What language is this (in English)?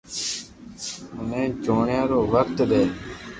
Loarki